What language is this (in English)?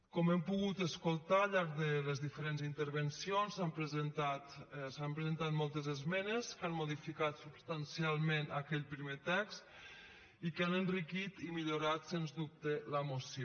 Catalan